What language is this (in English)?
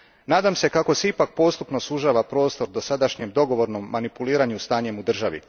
Croatian